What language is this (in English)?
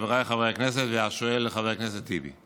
Hebrew